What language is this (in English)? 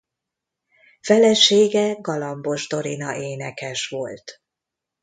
Hungarian